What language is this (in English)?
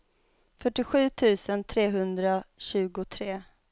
Swedish